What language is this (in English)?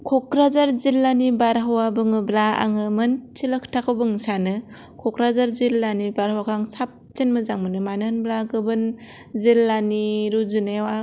Bodo